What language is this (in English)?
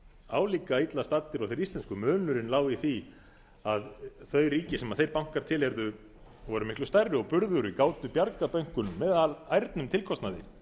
Icelandic